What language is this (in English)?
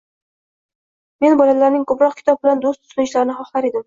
Uzbek